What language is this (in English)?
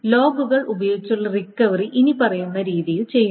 Malayalam